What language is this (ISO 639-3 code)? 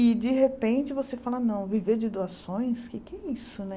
por